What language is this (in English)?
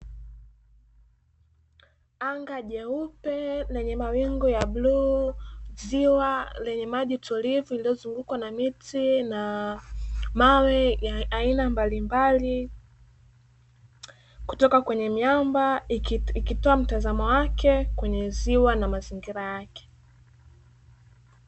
Swahili